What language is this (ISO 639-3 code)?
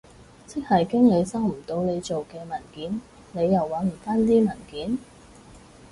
yue